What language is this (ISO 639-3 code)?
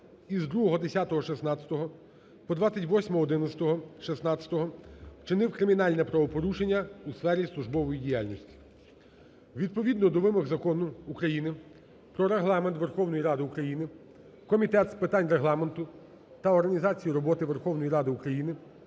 ukr